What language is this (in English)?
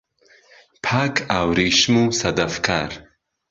Central Kurdish